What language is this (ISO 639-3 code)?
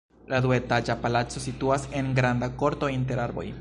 epo